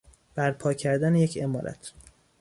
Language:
Persian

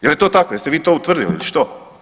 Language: Croatian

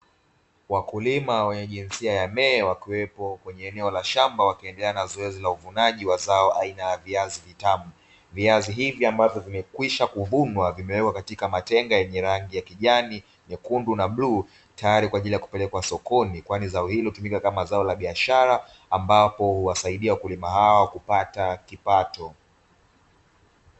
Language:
Swahili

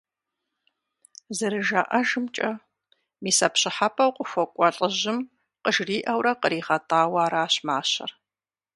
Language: Kabardian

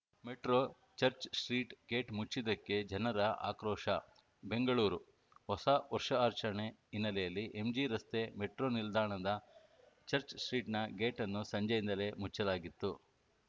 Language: Kannada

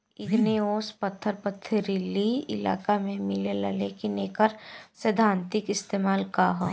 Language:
Bhojpuri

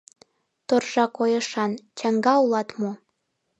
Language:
Mari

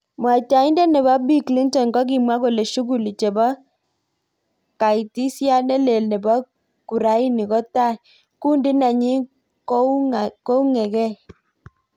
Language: Kalenjin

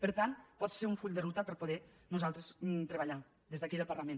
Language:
Catalan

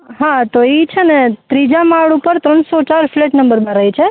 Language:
Gujarati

